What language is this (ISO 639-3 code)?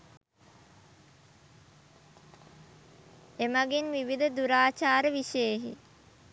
sin